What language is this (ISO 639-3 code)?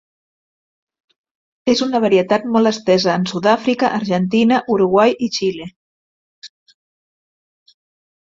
cat